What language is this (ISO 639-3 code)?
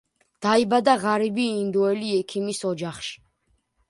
kat